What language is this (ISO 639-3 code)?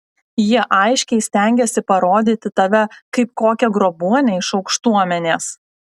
lit